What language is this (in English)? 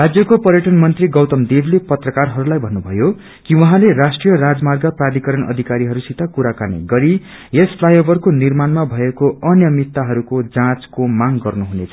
Nepali